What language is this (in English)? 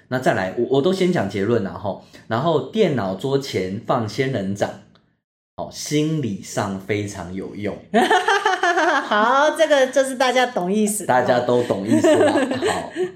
Chinese